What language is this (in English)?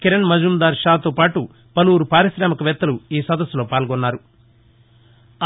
Telugu